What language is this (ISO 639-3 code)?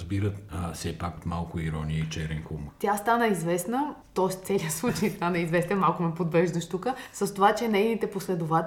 bul